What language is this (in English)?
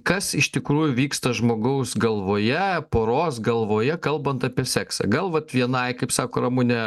Lithuanian